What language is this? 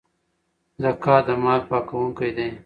Pashto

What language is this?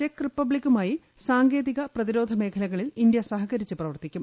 Malayalam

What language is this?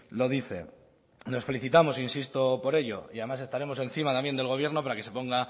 Spanish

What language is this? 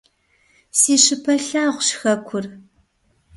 Kabardian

